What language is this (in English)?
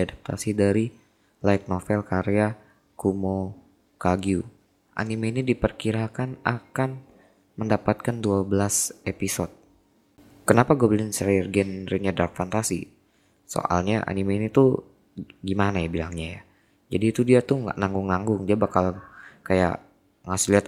Indonesian